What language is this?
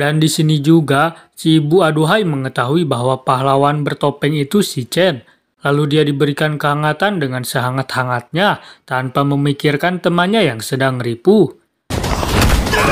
Indonesian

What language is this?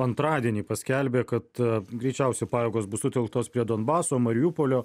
Lithuanian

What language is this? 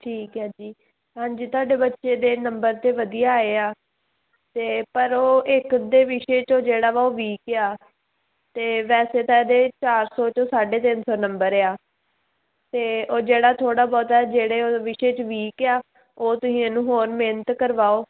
Punjabi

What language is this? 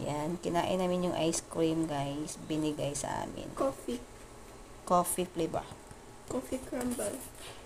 Filipino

